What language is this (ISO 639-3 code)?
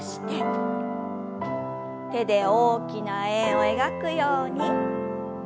jpn